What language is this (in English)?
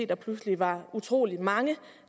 Danish